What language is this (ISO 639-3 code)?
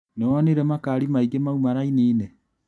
kik